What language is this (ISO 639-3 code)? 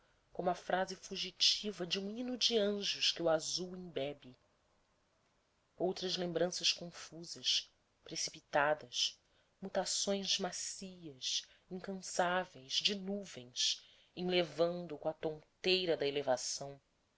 por